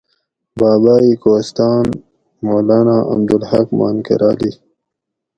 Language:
Gawri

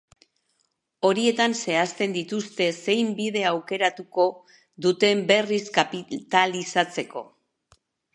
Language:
Basque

